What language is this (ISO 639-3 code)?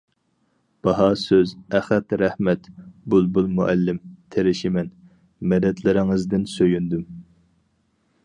uig